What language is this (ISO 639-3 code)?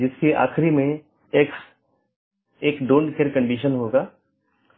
hin